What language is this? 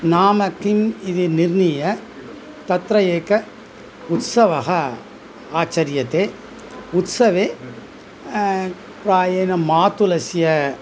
Sanskrit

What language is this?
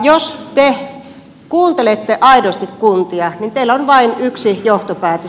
Finnish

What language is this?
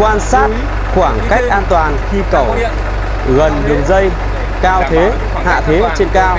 Vietnamese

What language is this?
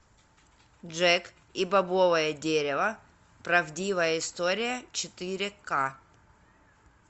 Russian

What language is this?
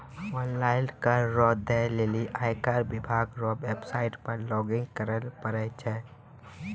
Maithili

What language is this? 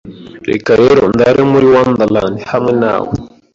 Kinyarwanda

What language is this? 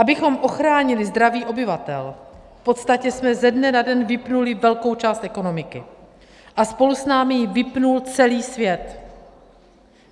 Czech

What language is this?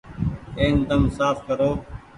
Goaria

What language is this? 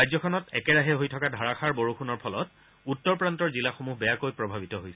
Assamese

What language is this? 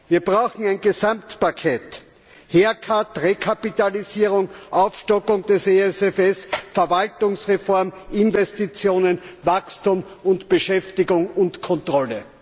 German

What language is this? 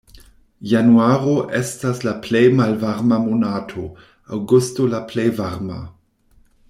Esperanto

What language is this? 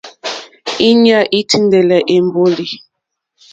Mokpwe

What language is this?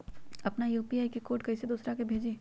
Magahi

